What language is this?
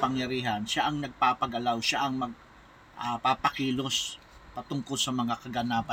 Filipino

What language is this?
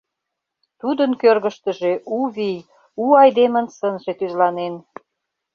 Mari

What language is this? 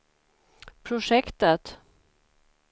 Swedish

